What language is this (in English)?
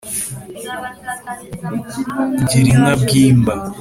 Kinyarwanda